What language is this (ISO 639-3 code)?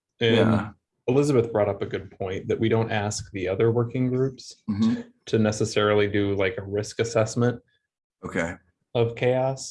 eng